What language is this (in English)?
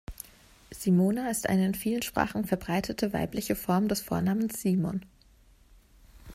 German